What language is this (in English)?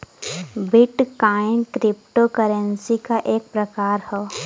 Bhojpuri